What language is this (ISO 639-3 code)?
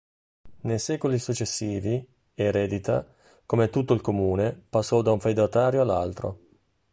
ita